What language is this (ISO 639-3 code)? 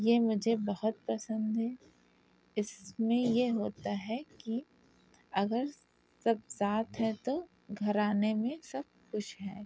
urd